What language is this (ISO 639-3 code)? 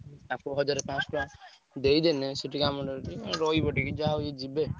ori